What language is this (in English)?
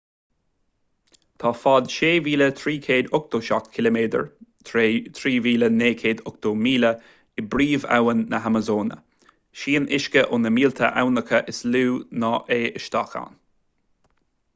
Irish